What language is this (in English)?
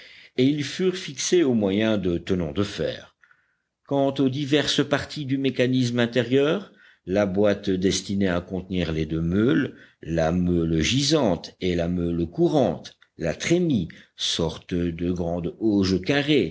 French